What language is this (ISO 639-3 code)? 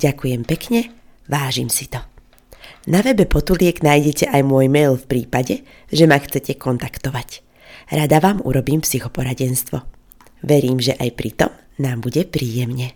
slk